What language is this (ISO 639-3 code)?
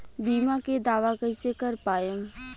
bho